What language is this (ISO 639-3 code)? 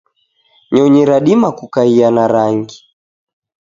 dav